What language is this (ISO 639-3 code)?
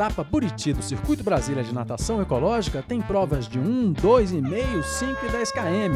por